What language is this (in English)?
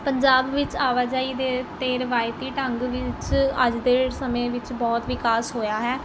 Punjabi